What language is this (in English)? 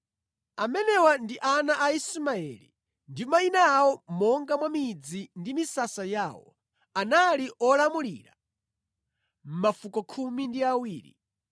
Nyanja